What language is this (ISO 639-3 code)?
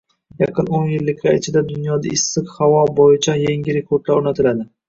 uzb